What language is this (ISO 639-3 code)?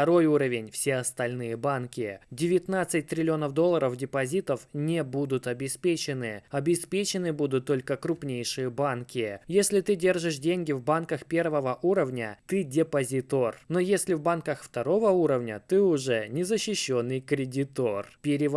rus